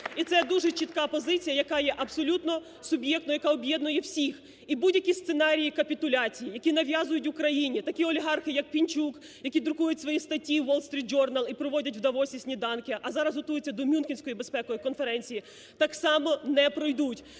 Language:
Ukrainian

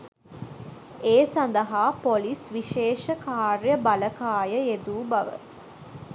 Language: Sinhala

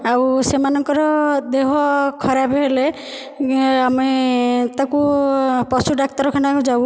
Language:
Odia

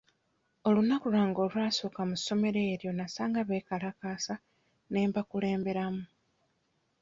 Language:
Ganda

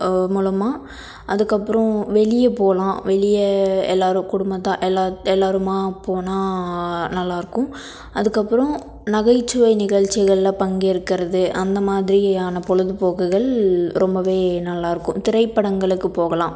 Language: Tamil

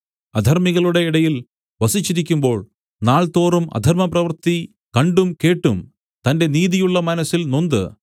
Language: Malayalam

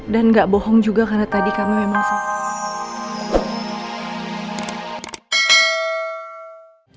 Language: Indonesian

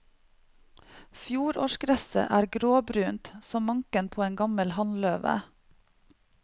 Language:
Norwegian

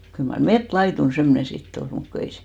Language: Finnish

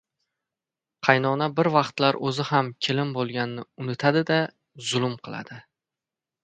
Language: Uzbek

